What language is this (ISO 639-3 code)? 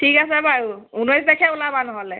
asm